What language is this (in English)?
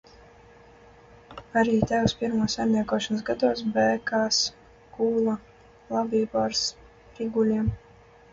Latvian